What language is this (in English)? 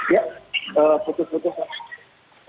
Indonesian